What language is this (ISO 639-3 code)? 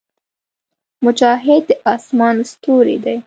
pus